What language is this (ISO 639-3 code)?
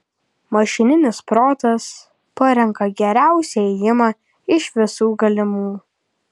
lit